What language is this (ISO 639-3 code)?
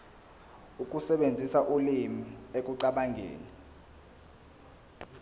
zul